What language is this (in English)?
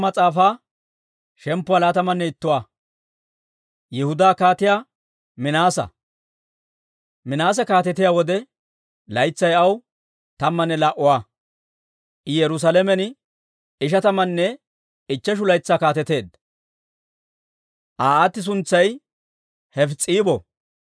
Dawro